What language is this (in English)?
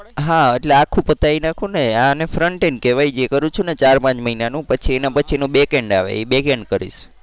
Gujarati